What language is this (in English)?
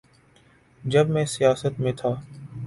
Urdu